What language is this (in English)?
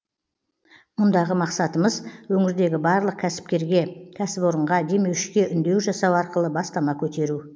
Kazakh